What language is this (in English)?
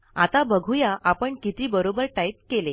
Marathi